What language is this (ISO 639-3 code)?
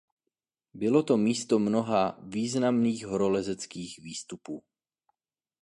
ces